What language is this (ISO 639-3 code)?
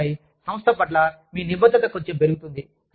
tel